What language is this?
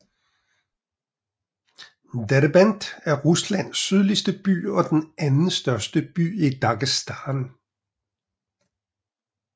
Danish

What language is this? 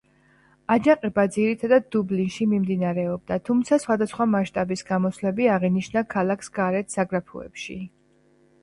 Georgian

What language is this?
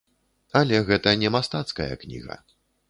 Belarusian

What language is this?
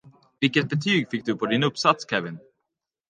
Swedish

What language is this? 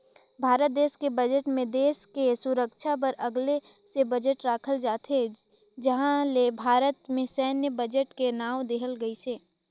Chhattisgarhi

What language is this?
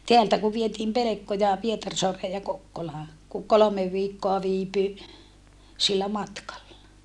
Finnish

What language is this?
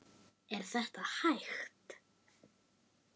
Icelandic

